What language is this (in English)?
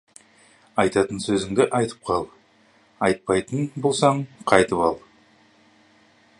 Kazakh